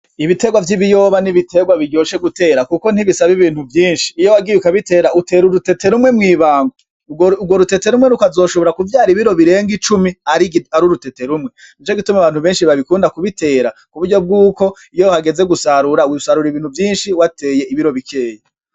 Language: Rundi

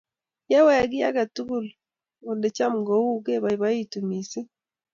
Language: Kalenjin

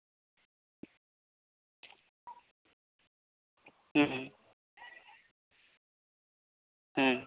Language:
Santali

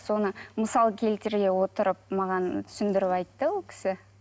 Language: Kazakh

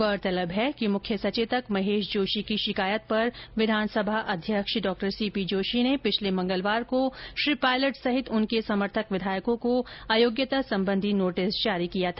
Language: Hindi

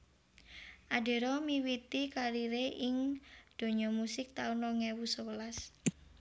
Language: Javanese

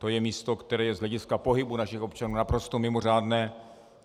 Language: Czech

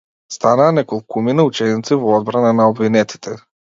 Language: Macedonian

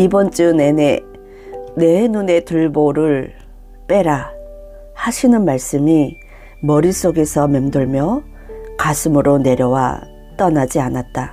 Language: Korean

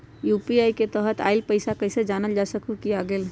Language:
Magahi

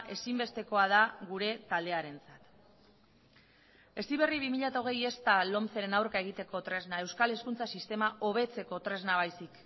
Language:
Basque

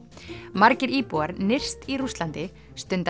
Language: Icelandic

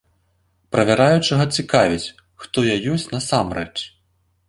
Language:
Belarusian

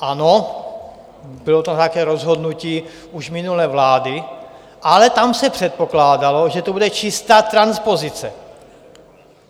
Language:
Czech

